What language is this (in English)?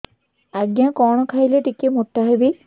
Odia